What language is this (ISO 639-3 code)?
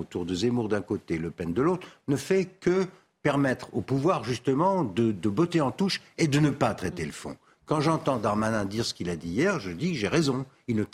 fra